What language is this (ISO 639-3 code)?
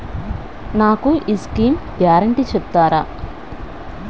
tel